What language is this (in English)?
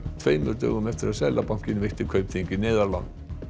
Icelandic